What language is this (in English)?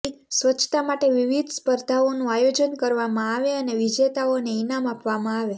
Gujarati